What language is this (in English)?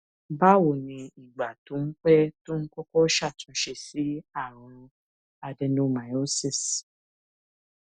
Yoruba